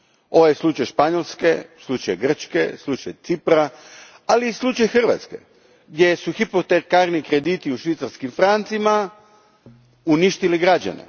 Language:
Croatian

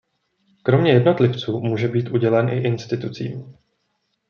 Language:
Czech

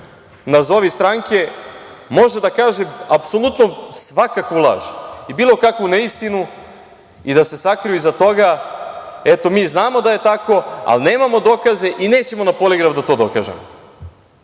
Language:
Serbian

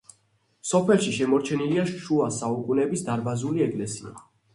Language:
Georgian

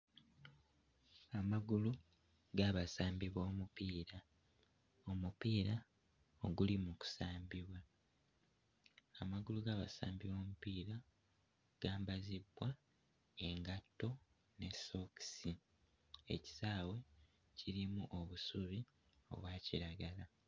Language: Ganda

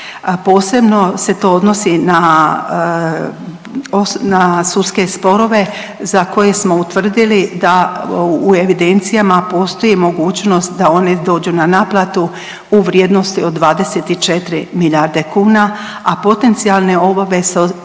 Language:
Croatian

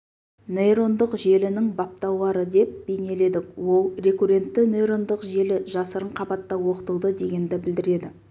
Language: Kazakh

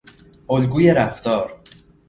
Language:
Persian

